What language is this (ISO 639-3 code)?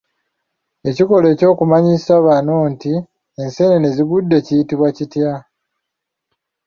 lug